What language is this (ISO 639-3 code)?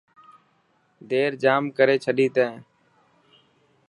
mki